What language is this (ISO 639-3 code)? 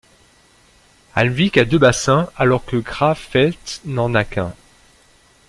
fra